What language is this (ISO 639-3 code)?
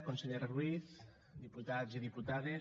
cat